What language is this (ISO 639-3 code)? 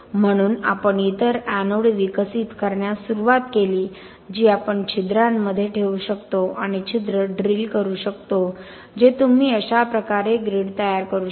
mar